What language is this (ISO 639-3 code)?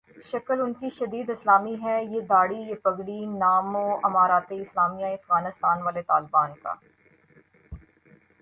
urd